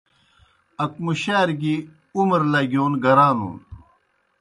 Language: Kohistani Shina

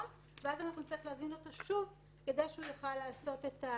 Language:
Hebrew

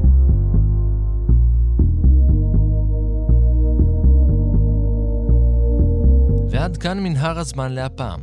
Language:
Hebrew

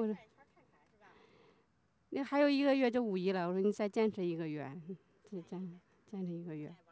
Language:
Chinese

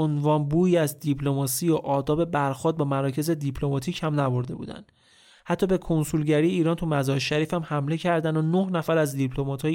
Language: Persian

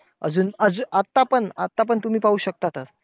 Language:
Marathi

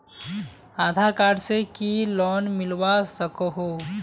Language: Magahi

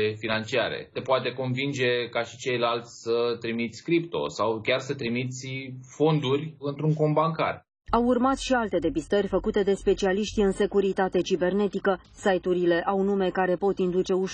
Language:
Romanian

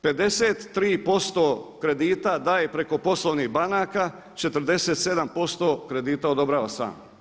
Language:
Croatian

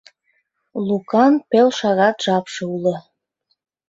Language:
Mari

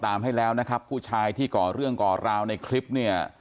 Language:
Thai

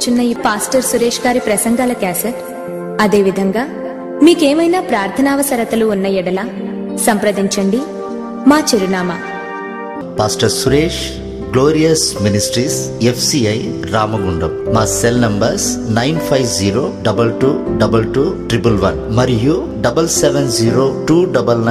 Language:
Telugu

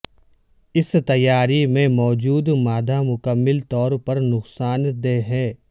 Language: Urdu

